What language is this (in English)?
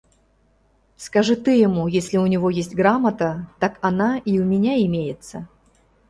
Mari